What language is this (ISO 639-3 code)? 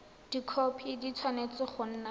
tsn